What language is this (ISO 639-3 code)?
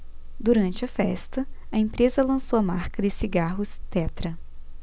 por